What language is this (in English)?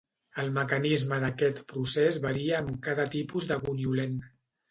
Catalan